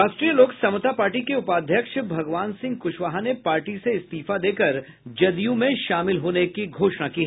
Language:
Hindi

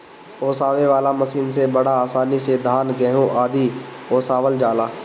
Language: Bhojpuri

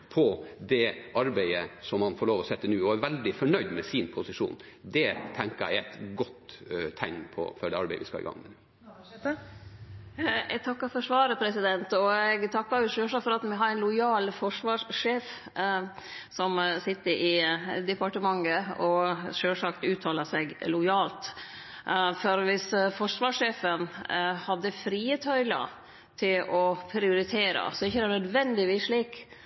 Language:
Norwegian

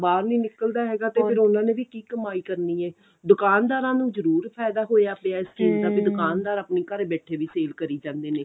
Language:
Punjabi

